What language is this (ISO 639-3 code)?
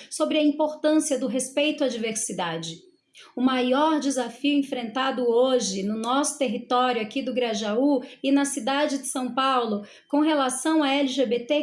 por